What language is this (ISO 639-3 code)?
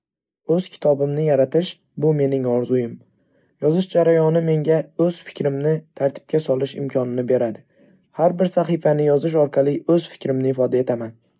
uzb